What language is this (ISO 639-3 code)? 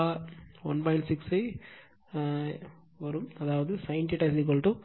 tam